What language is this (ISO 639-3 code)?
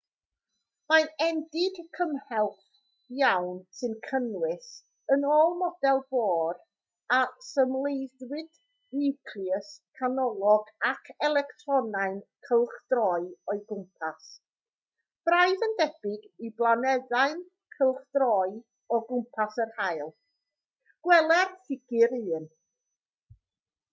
cym